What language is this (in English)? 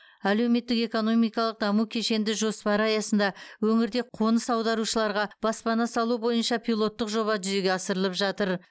Kazakh